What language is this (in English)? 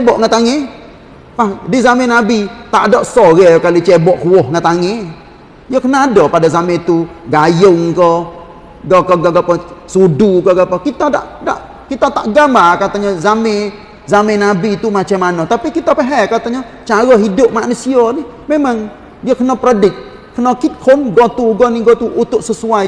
Malay